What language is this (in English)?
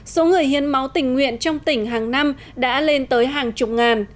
Vietnamese